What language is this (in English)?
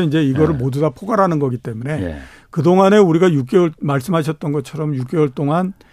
Korean